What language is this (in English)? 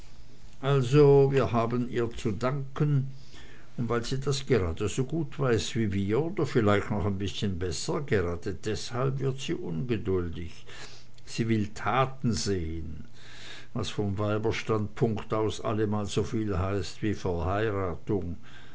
German